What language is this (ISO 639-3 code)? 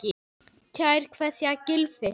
isl